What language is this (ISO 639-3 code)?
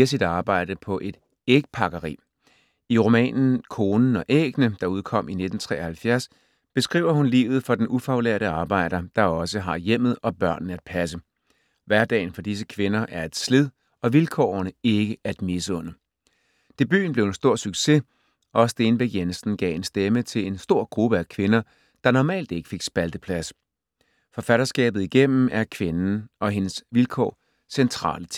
dan